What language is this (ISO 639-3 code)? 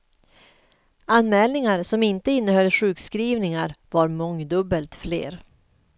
swe